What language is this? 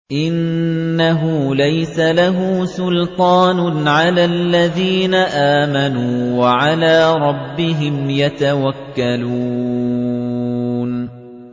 Arabic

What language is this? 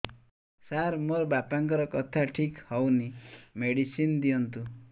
Odia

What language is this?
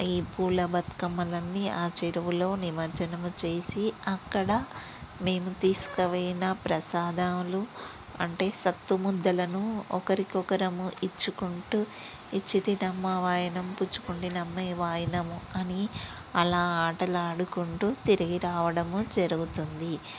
Telugu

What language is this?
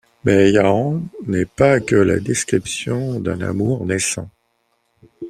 French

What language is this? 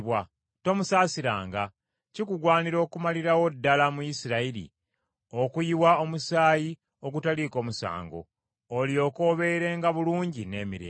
Ganda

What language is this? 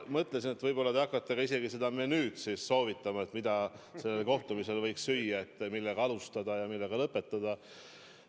Estonian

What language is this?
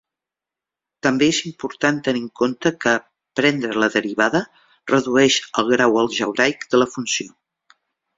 Catalan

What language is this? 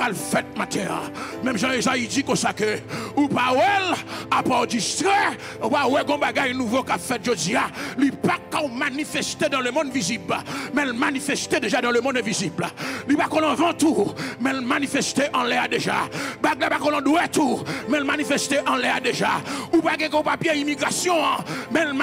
French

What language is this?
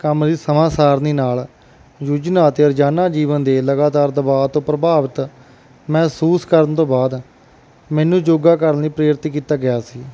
Punjabi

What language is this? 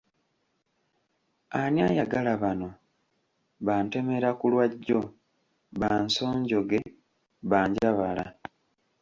Ganda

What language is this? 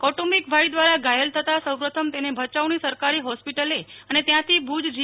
Gujarati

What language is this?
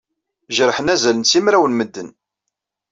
Kabyle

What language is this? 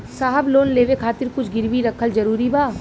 Bhojpuri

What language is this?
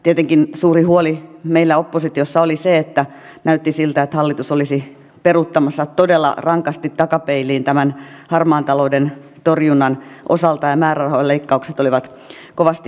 Finnish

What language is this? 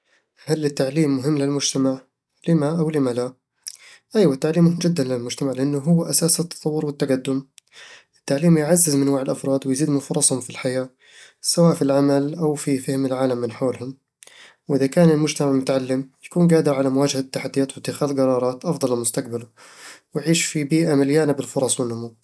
Eastern Egyptian Bedawi Arabic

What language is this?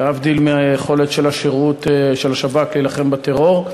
Hebrew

